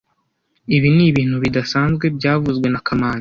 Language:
Kinyarwanda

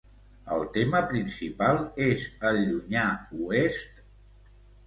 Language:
Catalan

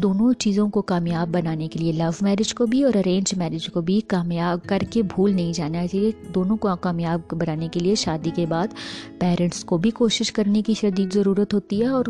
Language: Urdu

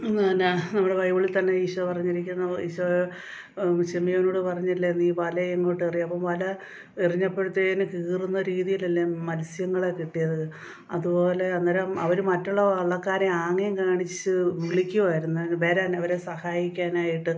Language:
Malayalam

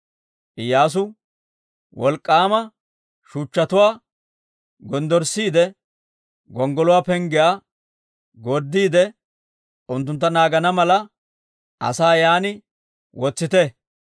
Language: Dawro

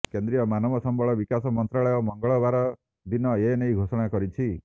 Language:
Odia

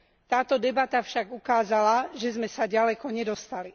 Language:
Slovak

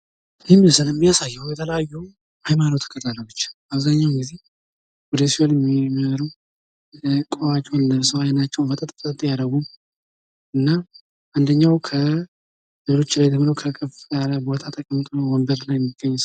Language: Amharic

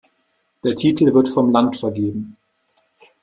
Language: German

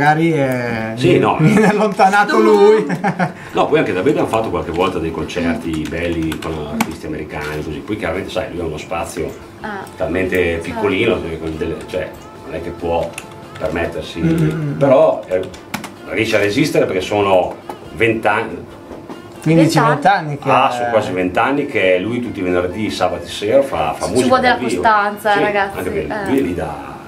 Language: Italian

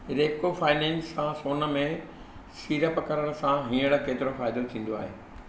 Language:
Sindhi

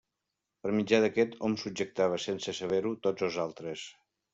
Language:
Catalan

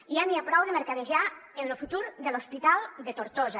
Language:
Catalan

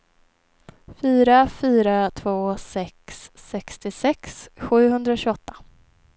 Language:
Swedish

